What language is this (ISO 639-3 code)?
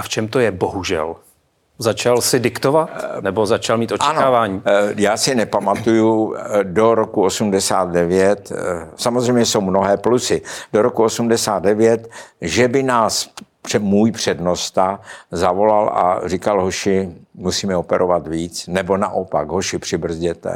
ces